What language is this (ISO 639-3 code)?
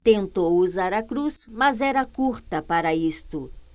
por